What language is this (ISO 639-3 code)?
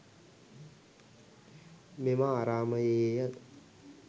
sin